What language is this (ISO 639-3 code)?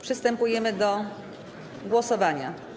pol